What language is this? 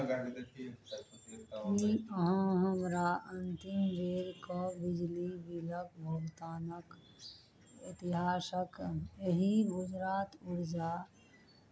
Maithili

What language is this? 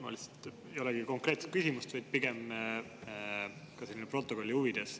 Estonian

